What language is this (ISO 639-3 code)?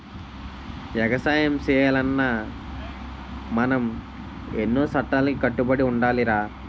tel